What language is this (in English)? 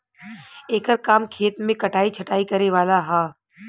Bhojpuri